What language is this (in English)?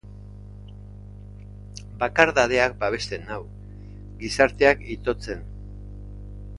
Basque